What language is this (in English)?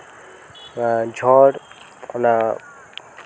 Santali